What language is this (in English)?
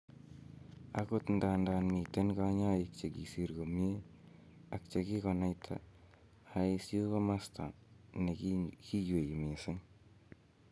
Kalenjin